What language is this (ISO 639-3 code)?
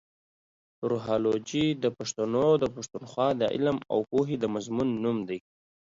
pus